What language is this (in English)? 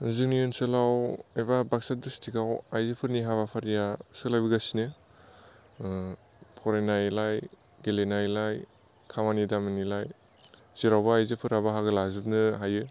Bodo